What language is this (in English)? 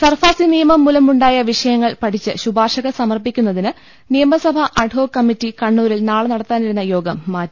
Malayalam